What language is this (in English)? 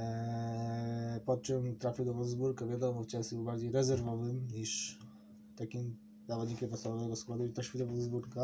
Polish